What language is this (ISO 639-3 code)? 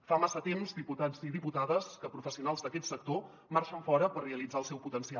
cat